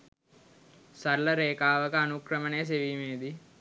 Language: Sinhala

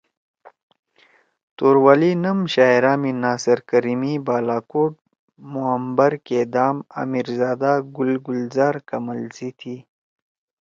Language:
Torwali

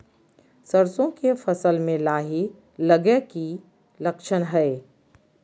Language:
Magahi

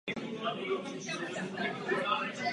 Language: Czech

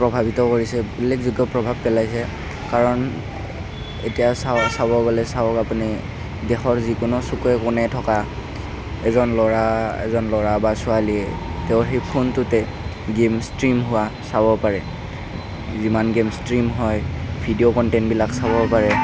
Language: Assamese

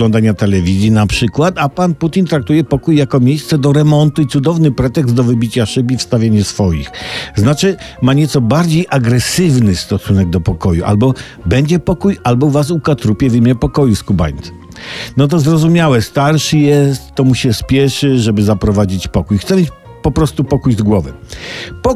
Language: Polish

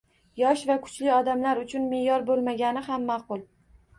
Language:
Uzbek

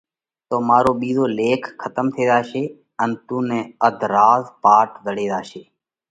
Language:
Parkari Koli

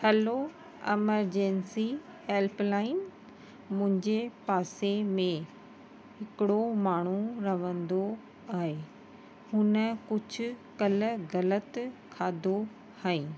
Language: Sindhi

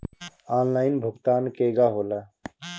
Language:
Bhojpuri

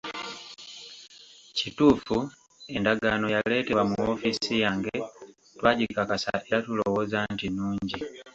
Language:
Ganda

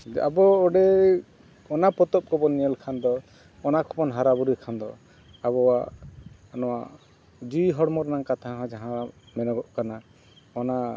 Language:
Santali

